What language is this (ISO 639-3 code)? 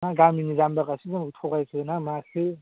brx